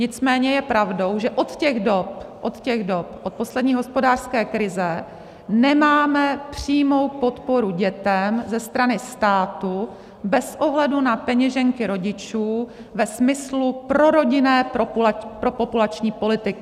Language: Czech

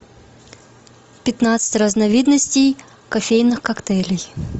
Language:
Russian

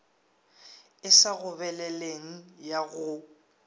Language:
Northern Sotho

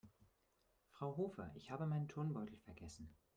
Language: German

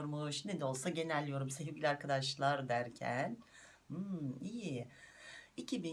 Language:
Turkish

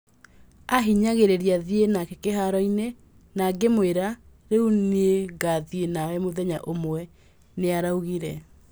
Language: Kikuyu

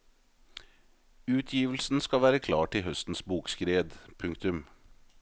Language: Norwegian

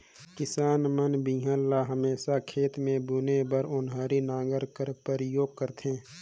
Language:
Chhattisgarhi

